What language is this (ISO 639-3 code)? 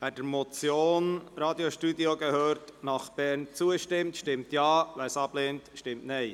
gsw